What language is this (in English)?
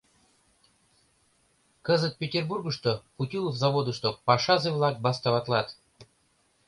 Mari